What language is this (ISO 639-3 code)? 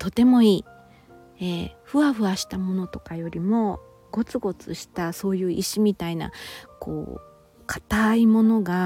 jpn